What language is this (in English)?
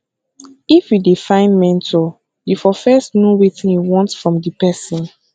Nigerian Pidgin